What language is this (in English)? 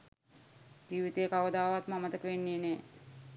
Sinhala